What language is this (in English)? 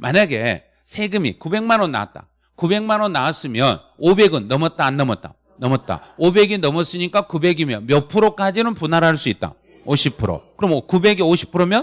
Korean